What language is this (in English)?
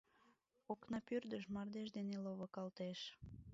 Mari